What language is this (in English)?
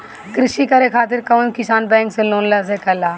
Bhojpuri